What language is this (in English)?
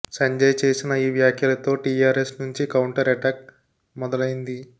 Telugu